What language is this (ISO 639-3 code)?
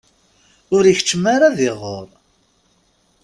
kab